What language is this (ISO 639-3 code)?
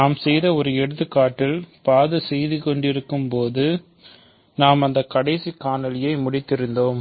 tam